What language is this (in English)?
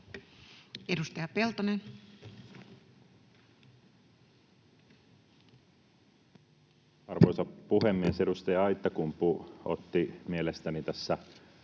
Finnish